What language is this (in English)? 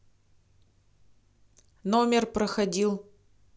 Russian